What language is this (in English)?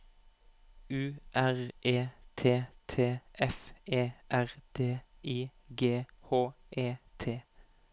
Norwegian